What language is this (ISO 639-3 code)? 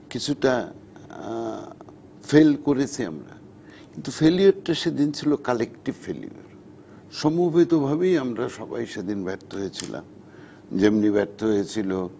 ben